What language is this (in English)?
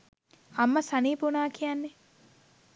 Sinhala